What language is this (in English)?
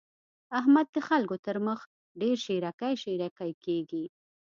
Pashto